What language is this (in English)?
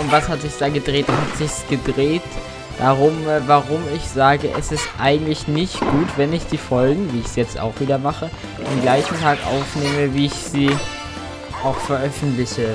German